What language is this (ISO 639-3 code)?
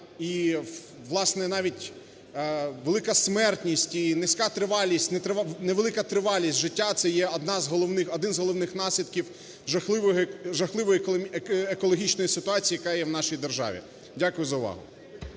ukr